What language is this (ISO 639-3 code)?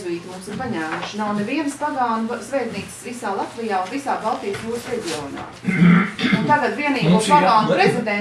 por